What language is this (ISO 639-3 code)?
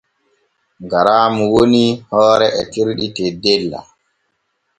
fue